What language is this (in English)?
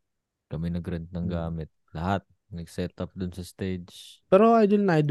Filipino